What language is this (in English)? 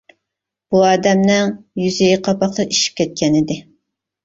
Uyghur